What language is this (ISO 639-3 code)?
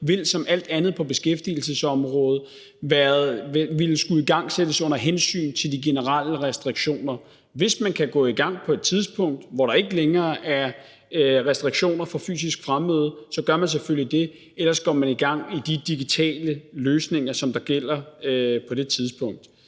dan